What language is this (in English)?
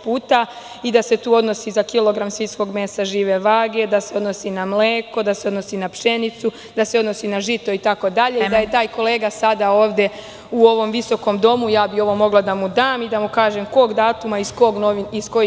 Serbian